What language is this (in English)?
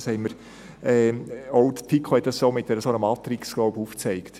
Swiss German